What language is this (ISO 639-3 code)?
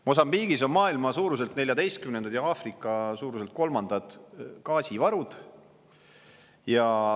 est